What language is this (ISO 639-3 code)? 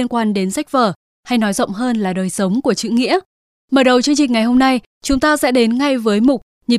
vie